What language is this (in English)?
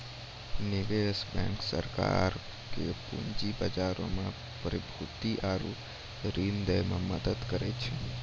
Maithili